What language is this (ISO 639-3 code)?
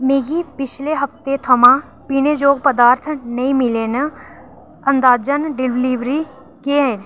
doi